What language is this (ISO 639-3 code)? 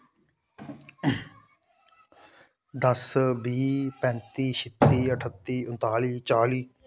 doi